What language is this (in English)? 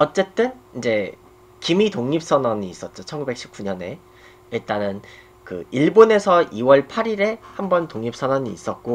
Korean